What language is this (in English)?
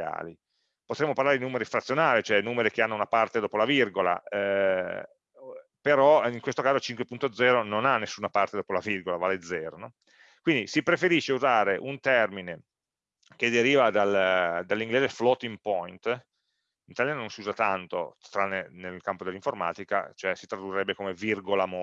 Italian